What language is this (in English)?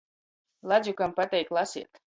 Latgalian